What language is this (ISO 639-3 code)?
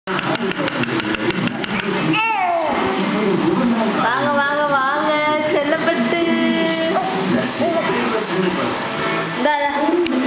ell